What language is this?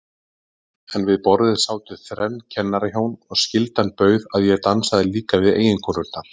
Icelandic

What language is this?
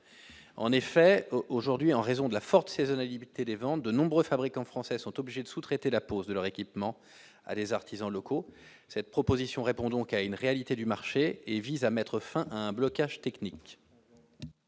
French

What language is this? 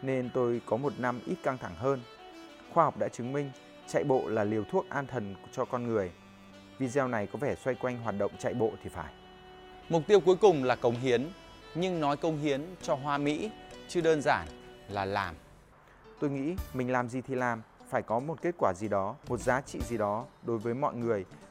Vietnamese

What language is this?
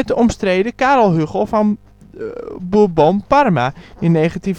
Dutch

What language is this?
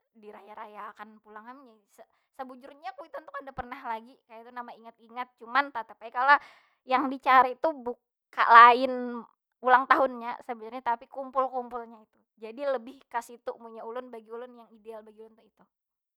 Banjar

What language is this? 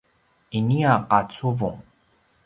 Paiwan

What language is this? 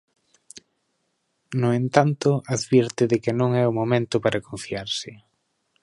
Galician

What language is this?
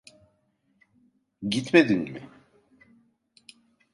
Turkish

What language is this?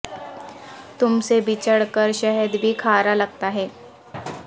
Urdu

